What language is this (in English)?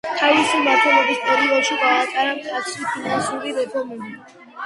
Georgian